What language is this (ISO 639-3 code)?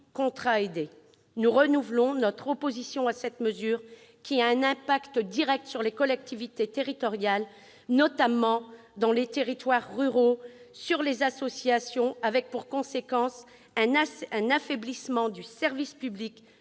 fra